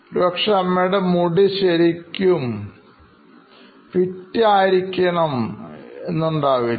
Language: Malayalam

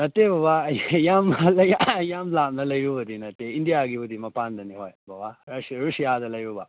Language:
Manipuri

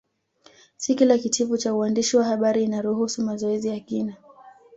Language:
Swahili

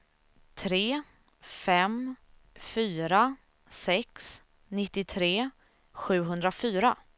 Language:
Swedish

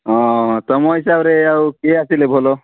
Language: Odia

